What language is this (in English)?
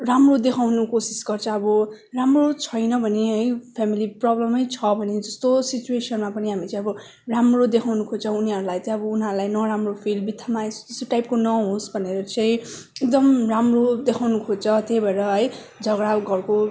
Nepali